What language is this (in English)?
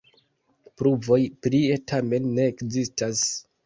Esperanto